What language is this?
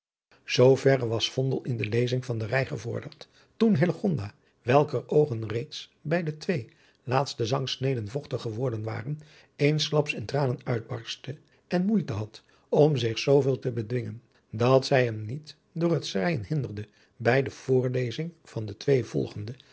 Dutch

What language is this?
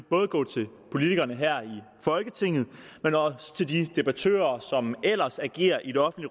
Danish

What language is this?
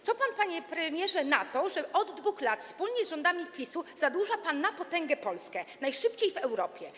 Polish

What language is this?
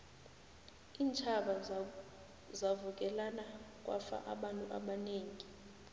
South Ndebele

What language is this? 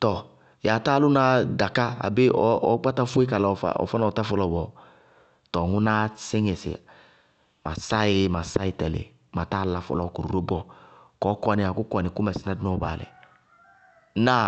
Bago-Kusuntu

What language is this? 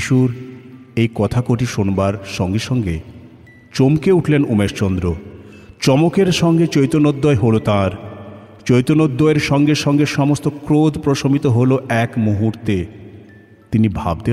Bangla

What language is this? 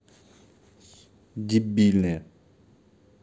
Russian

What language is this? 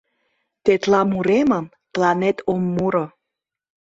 Mari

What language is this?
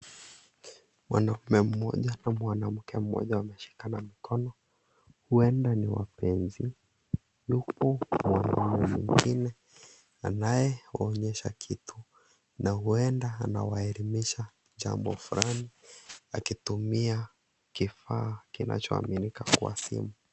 Swahili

